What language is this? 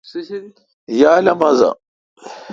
Kalkoti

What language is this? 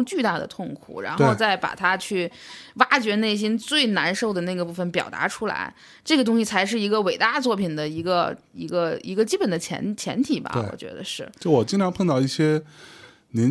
Chinese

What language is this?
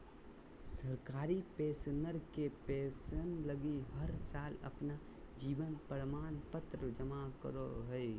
Magahi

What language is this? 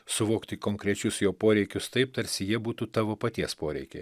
Lithuanian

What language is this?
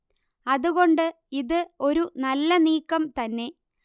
Malayalam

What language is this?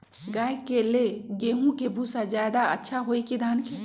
Magahi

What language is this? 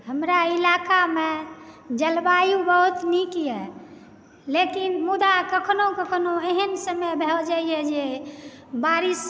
Maithili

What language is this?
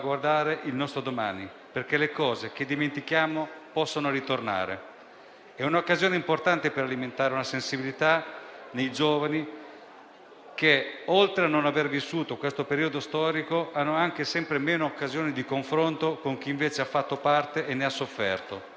Italian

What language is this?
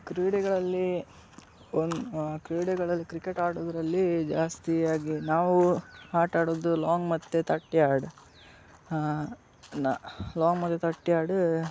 Kannada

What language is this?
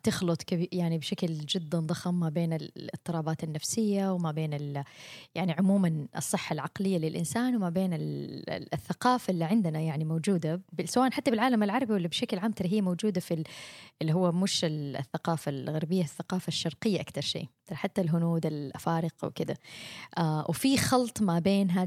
Arabic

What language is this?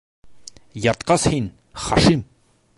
Bashkir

